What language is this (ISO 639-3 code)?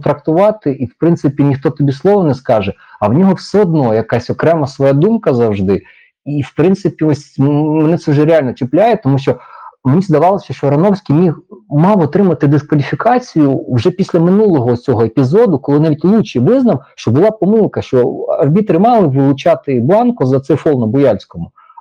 ukr